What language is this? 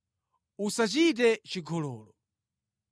Nyanja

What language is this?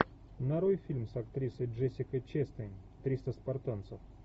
Russian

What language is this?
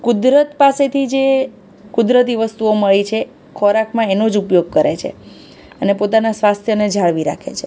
Gujarati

